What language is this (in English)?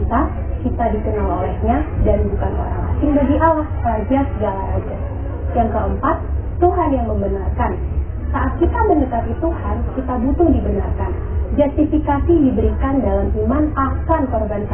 Indonesian